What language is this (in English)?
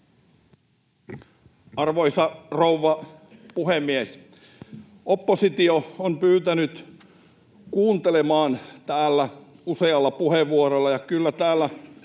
Finnish